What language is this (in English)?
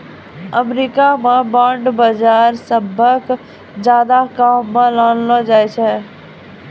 Maithili